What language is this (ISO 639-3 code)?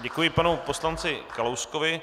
ces